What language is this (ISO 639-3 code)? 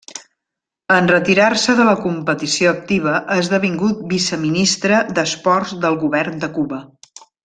cat